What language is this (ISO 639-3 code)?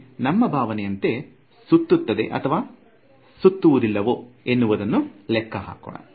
kan